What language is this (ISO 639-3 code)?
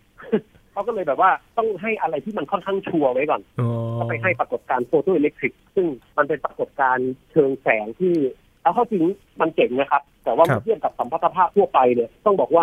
tha